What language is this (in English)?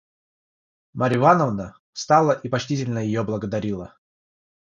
Russian